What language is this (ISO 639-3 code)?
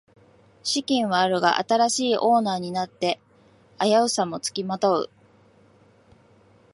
jpn